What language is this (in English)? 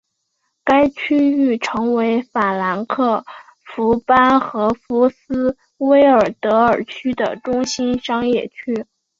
Chinese